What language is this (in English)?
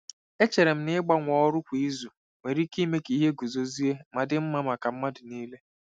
Igbo